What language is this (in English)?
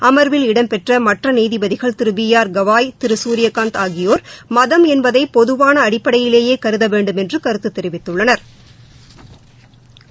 Tamil